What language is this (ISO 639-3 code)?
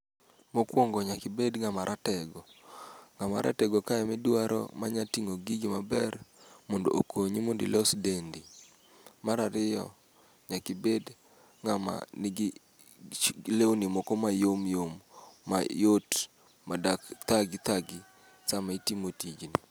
luo